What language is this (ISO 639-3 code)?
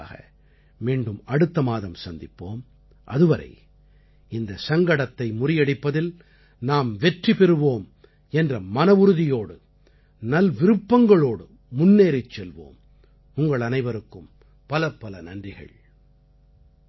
tam